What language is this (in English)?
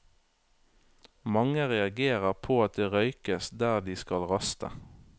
Norwegian